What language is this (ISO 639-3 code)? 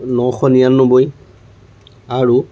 asm